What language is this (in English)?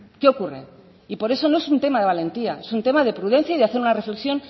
Spanish